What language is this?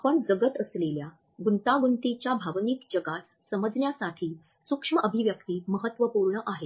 Marathi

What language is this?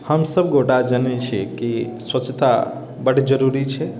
Maithili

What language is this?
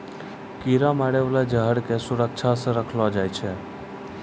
Maithili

